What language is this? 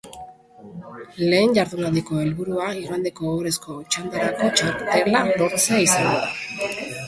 Basque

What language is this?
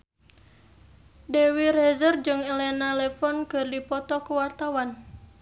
Sundanese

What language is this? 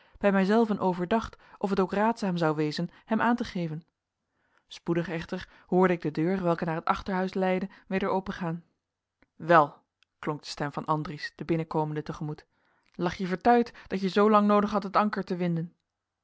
Dutch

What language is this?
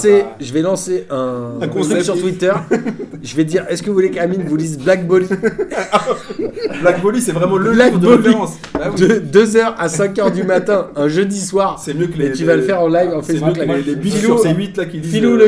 French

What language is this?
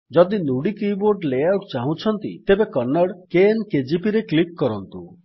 Odia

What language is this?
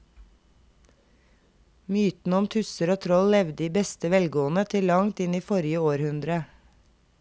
Norwegian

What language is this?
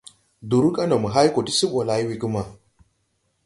Tupuri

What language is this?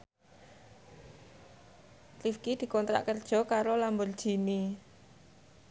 Javanese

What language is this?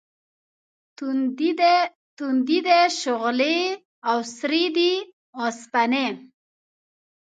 Pashto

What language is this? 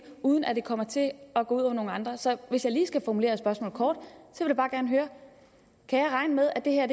Danish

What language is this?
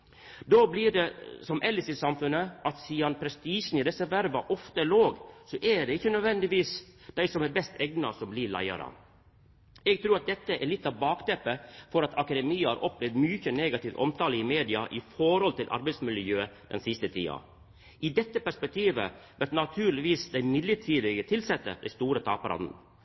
Norwegian Nynorsk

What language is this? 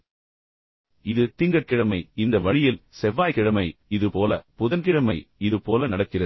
Tamil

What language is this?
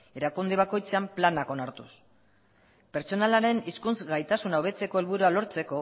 Basque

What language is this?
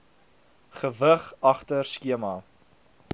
Afrikaans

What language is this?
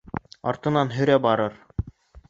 Bashkir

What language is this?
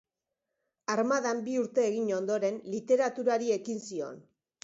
Basque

